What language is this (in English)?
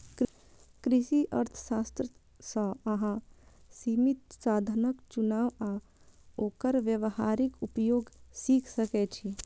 Maithili